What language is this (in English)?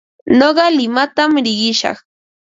Ambo-Pasco Quechua